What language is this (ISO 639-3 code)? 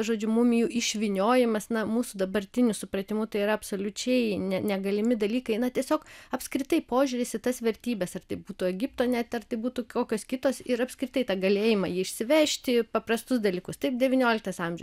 lit